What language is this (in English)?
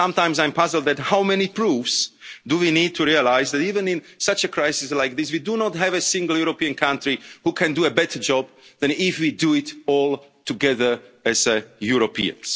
English